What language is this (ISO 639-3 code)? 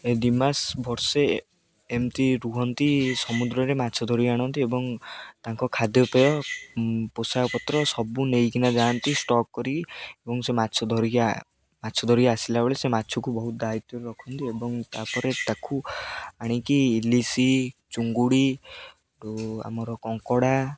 ori